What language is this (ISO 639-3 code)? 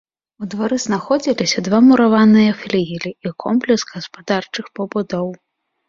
bel